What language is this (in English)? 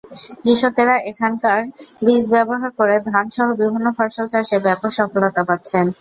Bangla